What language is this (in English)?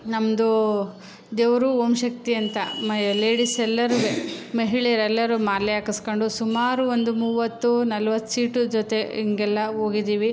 Kannada